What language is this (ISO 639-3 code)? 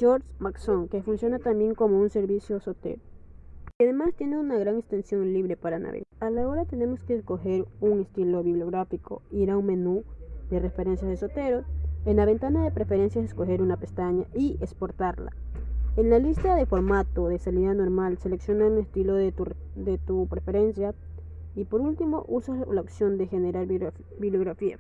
spa